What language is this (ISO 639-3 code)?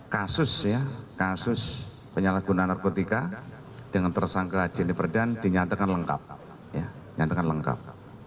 ind